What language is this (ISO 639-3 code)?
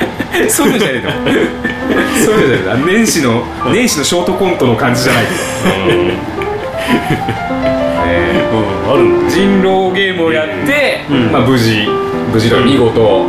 jpn